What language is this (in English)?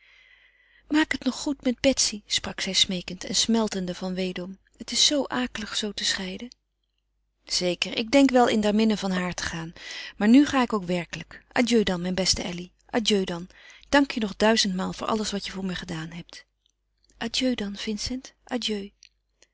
Dutch